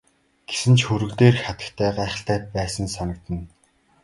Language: Mongolian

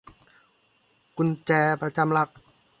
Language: Thai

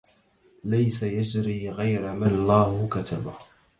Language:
Arabic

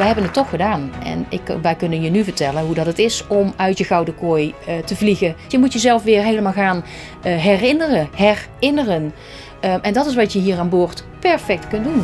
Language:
Dutch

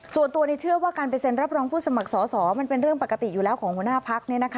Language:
Thai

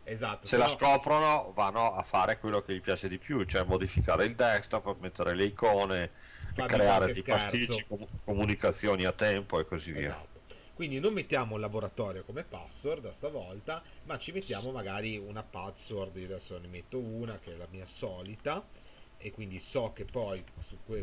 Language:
Italian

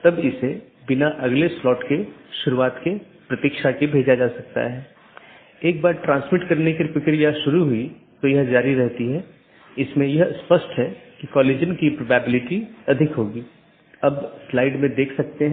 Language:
Hindi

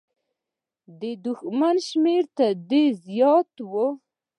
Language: Pashto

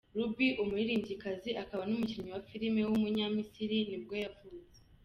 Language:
Kinyarwanda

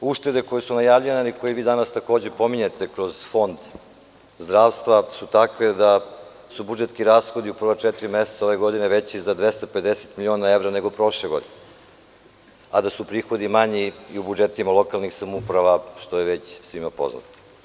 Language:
Serbian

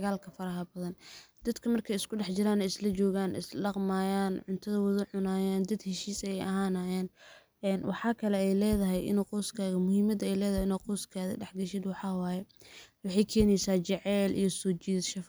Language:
Somali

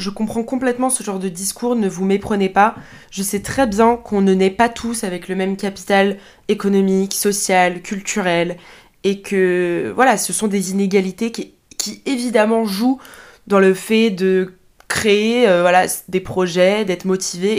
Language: French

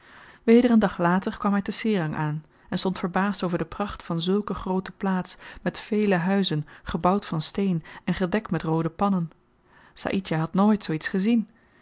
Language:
Dutch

